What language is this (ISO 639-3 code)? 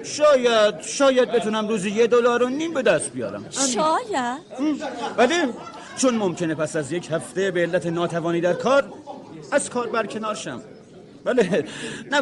fas